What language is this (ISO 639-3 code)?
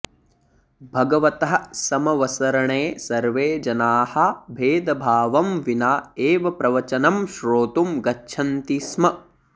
san